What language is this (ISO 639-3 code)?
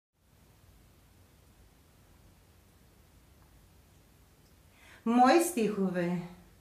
bul